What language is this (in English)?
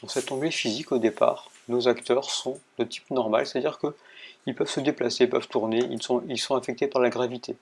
French